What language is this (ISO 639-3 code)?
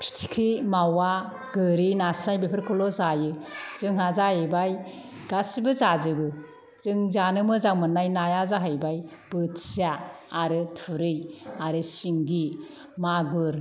brx